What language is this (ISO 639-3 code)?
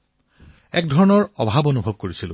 asm